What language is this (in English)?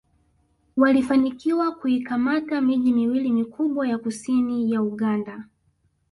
Swahili